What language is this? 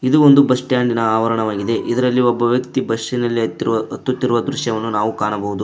Kannada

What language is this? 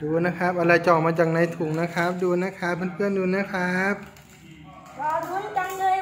Thai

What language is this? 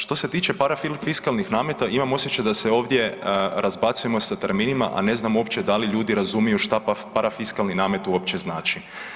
Croatian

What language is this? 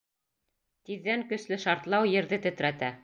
Bashkir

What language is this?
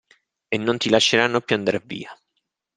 Italian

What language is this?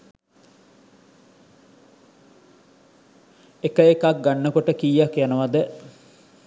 Sinhala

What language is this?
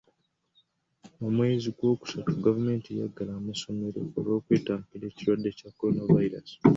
Ganda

